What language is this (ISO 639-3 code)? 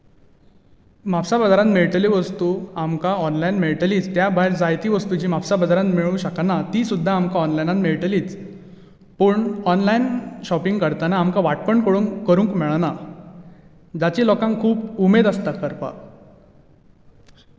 kok